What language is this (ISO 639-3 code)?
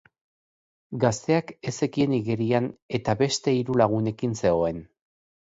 eus